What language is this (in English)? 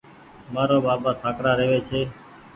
Goaria